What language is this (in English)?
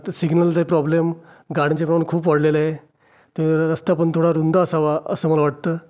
Marathi